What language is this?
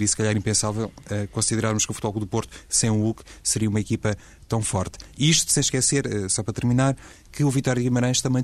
Portuguese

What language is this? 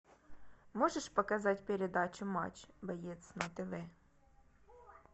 Russian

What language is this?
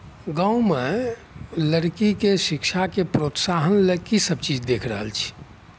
Maithili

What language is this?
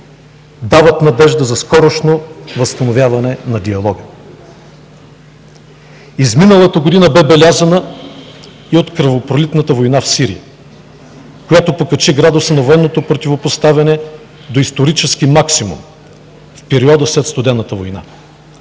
Bulgarian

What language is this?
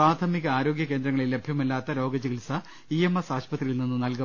Malayalam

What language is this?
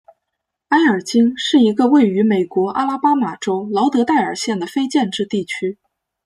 Chinese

